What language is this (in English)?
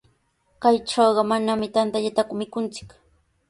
Sihuas Ancash Quechua